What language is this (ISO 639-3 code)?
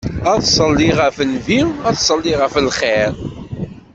kab